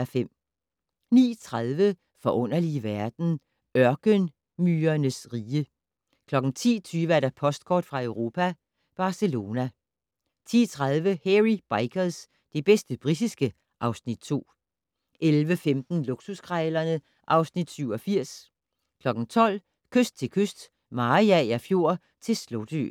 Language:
Danish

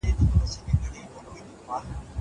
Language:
Pashto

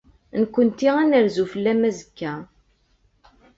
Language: Kabyle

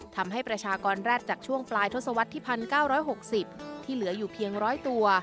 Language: Thai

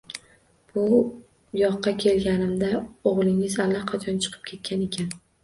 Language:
Uzbek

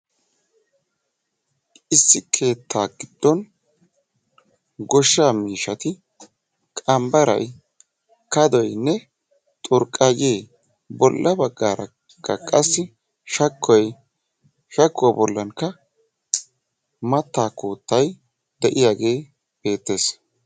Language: Wolaytta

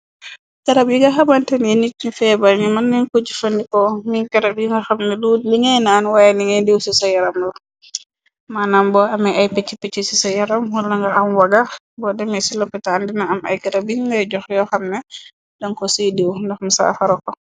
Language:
Wolof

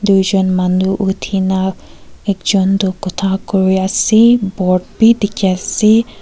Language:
Naga Pidgin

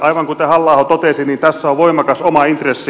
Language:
Finnish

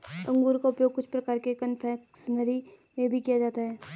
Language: Hindi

